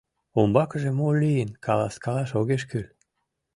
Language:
Mari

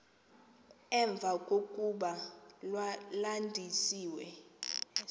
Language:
Xhosa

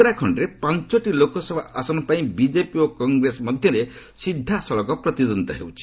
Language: Odia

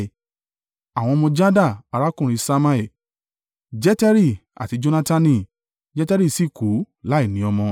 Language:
Yoruba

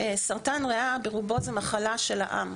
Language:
Hebrew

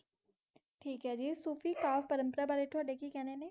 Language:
Punjabi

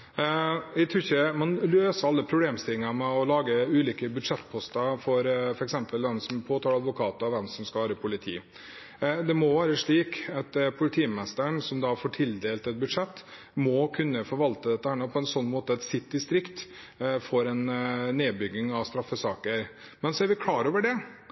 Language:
Norwegian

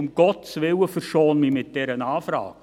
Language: Swiss German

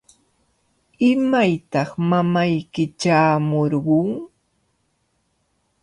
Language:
Cajatambo North Lima Quechua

